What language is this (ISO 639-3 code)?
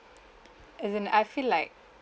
eng